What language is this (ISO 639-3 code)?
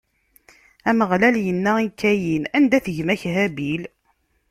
kab